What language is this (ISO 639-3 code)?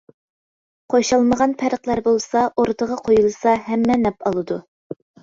uig